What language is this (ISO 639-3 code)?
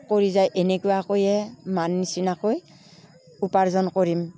asm